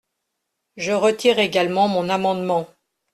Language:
French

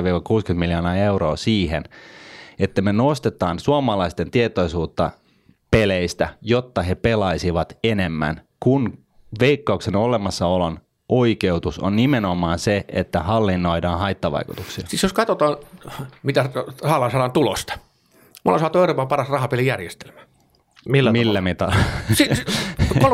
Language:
Finnish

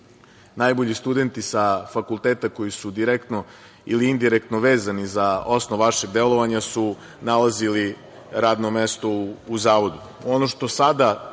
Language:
Serbian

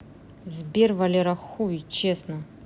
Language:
Russian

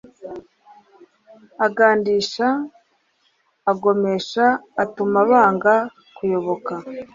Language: Kinyarwanda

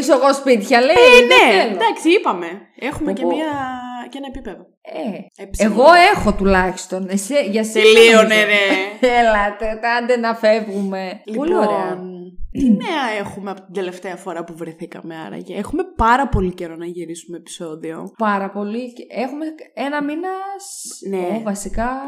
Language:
Greek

